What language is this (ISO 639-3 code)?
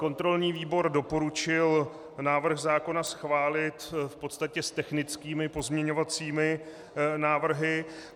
ces